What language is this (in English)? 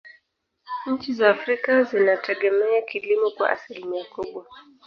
Swahili